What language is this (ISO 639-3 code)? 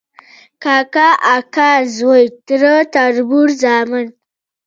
pus